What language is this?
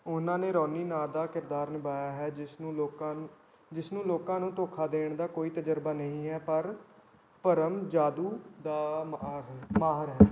Punjabi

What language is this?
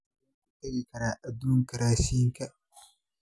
Somali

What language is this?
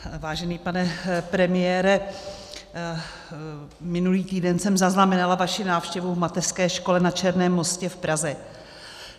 Czech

